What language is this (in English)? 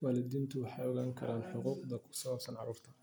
Somali